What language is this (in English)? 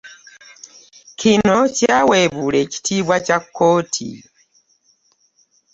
Ganda